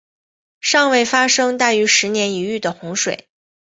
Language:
Chinese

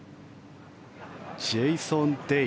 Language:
Japanese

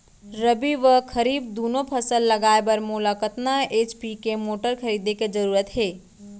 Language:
Chhattisgarhi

